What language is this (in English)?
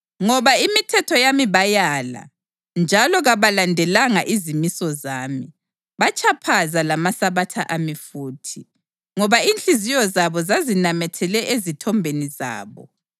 North Ndebele